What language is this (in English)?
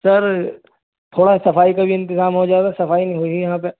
Urdu